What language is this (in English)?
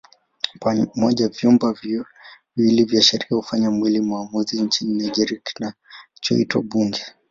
Swahili